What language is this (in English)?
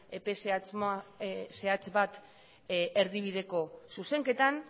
Basque